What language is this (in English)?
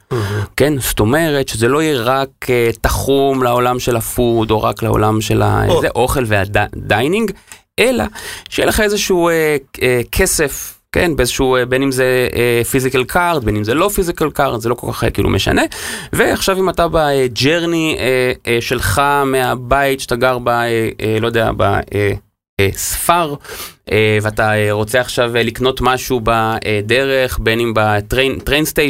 Hebrew